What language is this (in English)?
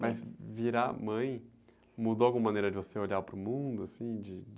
Portuguese